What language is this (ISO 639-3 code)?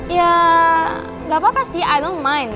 ind